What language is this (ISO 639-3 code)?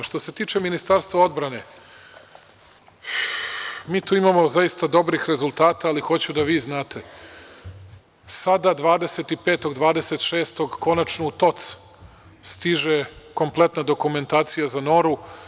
srp